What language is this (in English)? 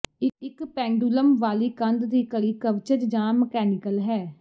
Punjabi